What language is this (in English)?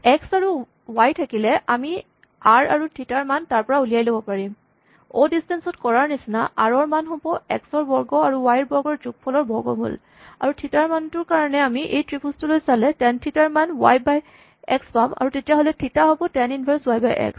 Assamese